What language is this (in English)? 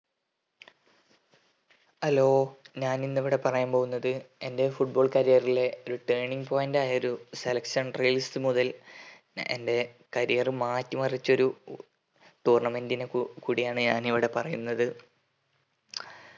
Malayalam